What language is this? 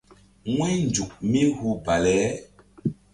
Mbum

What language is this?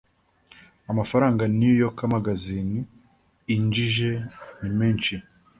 Kinyarwanda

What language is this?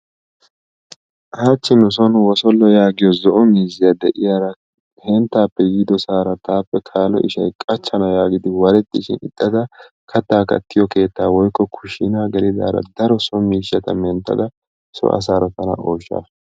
Wolaytta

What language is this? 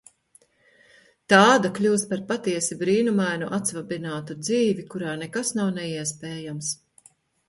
Latvian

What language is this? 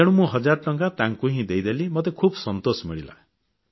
Odia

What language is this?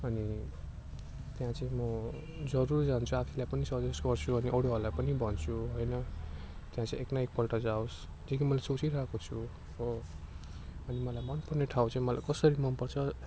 Nepali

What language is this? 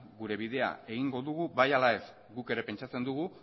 Basque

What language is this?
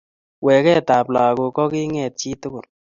Kalenjin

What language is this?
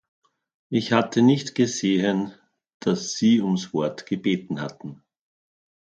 German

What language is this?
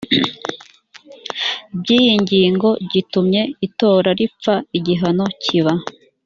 Kinyarwanda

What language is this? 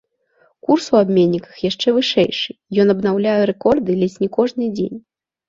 Belarusian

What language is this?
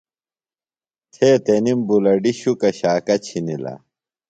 Phalura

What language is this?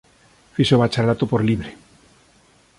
Galician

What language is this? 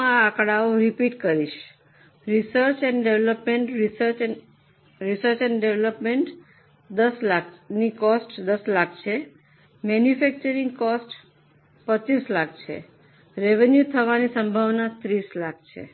Gujarati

